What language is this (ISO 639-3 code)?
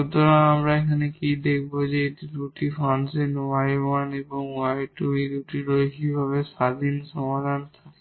ben